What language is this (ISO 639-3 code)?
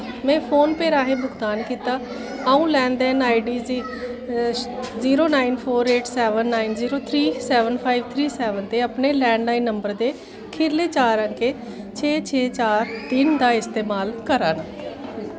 doi